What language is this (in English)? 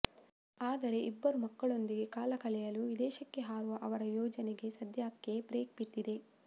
Kannada